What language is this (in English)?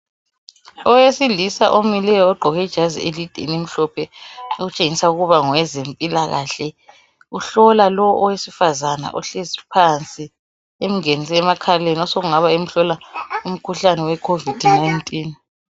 North Ndebele